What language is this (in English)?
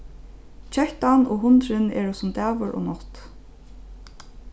Faroese